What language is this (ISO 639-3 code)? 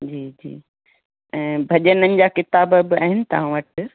snd